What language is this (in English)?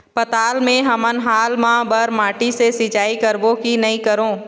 Chhattisgarhi